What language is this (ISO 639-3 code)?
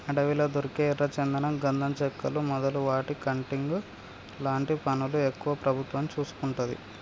tel